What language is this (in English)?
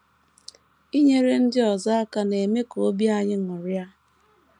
Igbo